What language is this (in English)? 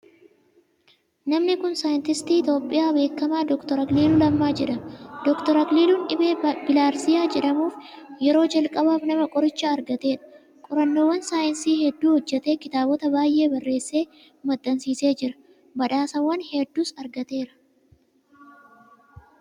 Oromo